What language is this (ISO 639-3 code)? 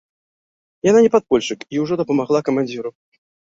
bel